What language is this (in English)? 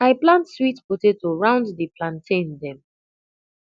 Nigerian Pidgin